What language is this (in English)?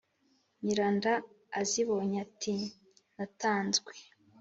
Kinyarwanda